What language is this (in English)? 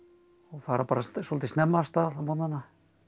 Icelandic